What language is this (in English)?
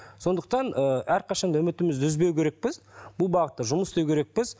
Kazakh